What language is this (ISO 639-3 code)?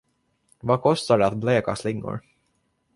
swe